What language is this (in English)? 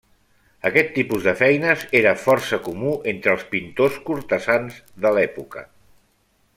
Catalan